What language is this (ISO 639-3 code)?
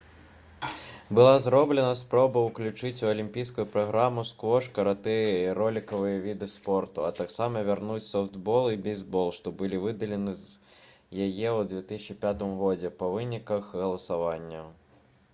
bel